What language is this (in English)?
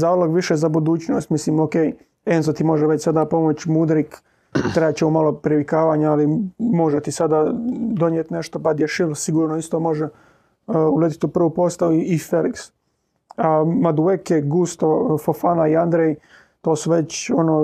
Croatian